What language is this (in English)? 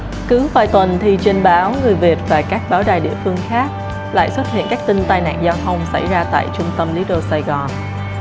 Vietnamese